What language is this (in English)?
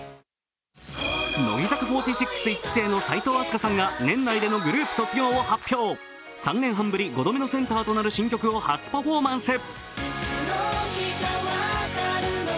Japanese